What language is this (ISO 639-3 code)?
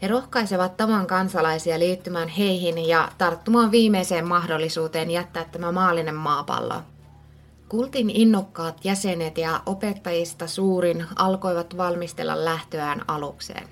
fin